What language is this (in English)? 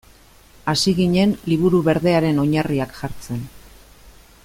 Basque